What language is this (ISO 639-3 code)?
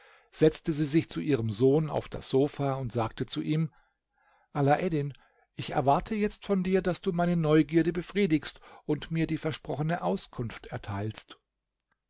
deu